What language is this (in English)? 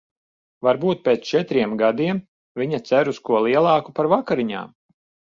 Latvian